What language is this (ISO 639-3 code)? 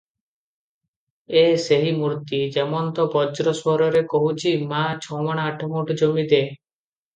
ori